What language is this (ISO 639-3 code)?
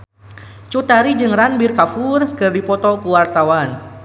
sun